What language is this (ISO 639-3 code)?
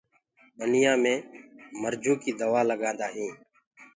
ggg